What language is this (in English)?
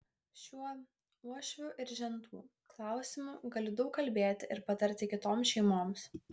Lithuanian